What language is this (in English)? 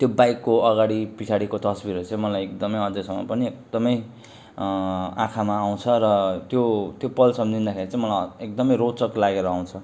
Nepali